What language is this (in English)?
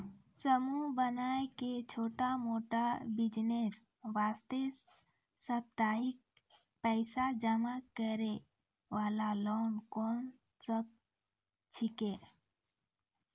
Maithili